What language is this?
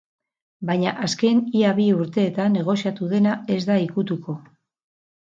Basque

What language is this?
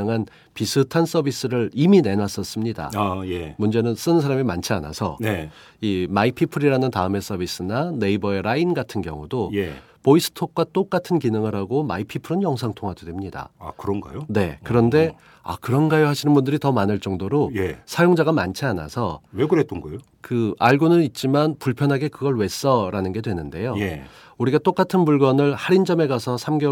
Korean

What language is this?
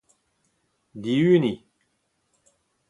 Breton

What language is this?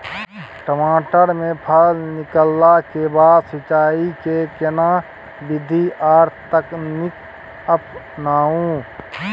Maithili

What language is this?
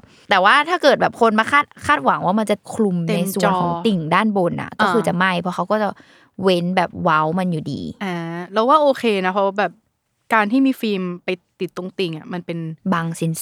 Thai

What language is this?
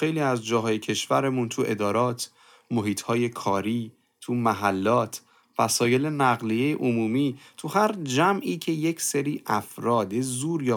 Persian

